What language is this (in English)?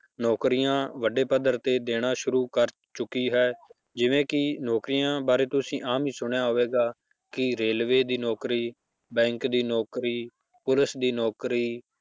Punjabi